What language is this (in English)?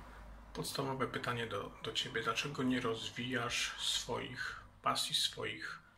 Polish